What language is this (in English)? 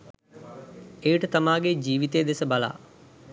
Sinhala